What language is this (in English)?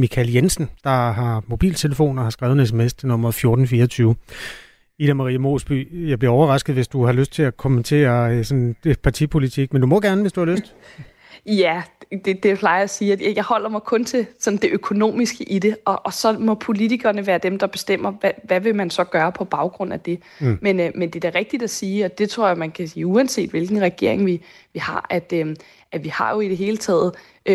Danish